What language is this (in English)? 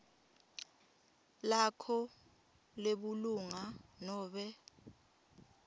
Swati